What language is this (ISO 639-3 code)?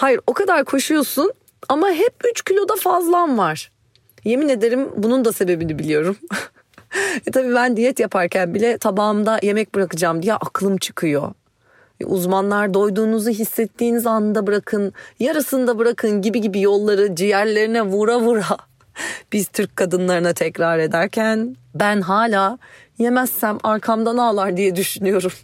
tur